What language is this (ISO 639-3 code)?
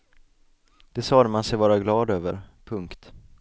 swe